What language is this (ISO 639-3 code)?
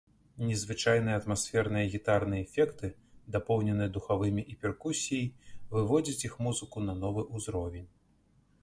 bel